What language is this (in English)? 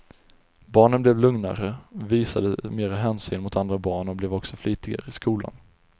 Swedish